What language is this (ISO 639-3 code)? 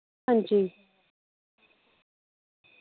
doi